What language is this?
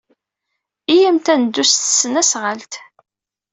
Kabyle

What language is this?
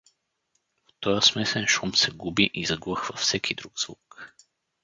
Bulgarian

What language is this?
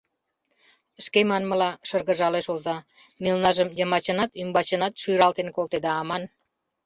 Mari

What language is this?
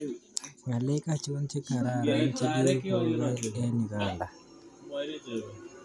Kalenjin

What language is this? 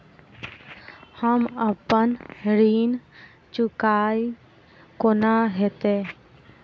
Maithili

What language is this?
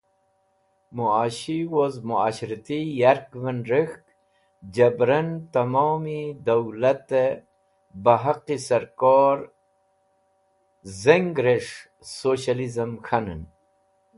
Wakhi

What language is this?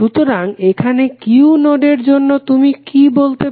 Bangla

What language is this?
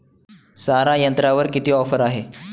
Marathi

